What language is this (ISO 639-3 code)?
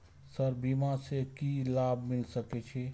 mai